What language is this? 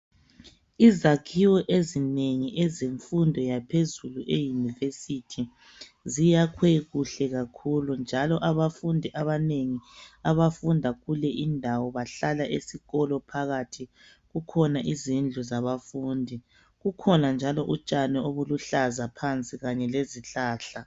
North Ndebele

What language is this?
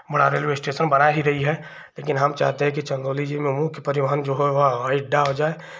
Hindi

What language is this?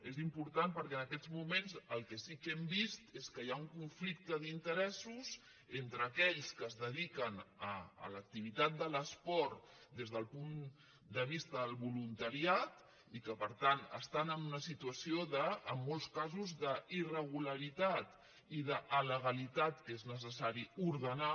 Catalan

